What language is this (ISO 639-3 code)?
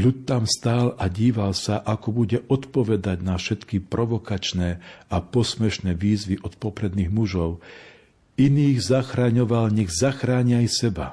slk